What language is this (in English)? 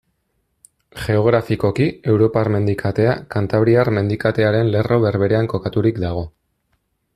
Basque